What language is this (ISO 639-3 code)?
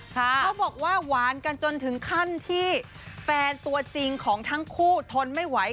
tha